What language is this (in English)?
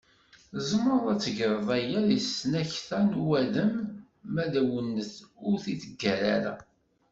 Kabyle